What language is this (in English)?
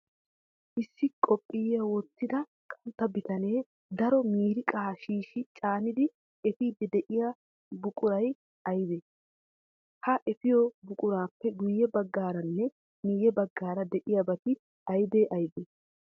Wolaytta